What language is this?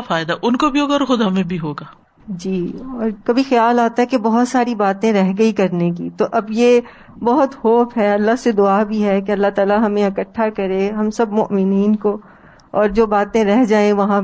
Urdu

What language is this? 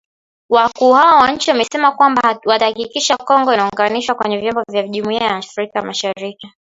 Swahili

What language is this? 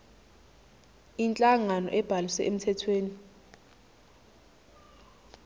Zulu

